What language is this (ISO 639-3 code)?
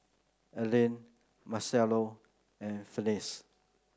eng